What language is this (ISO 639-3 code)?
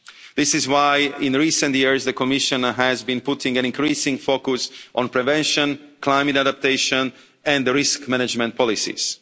eng